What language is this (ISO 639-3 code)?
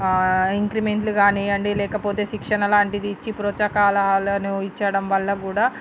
tel